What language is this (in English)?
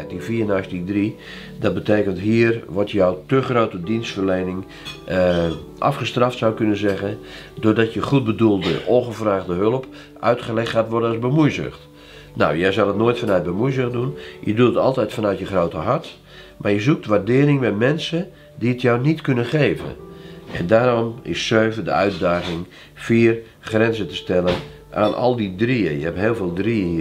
Dutch